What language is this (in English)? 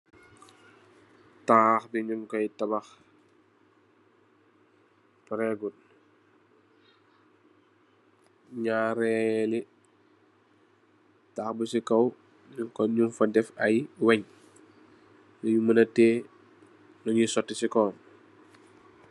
Wolof